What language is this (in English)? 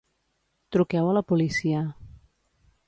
Catalan